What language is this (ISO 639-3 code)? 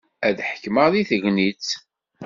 kab